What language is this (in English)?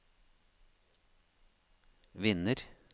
Norwegian